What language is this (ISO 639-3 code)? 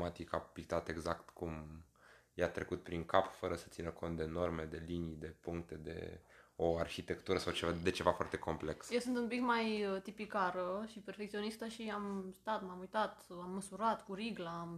ron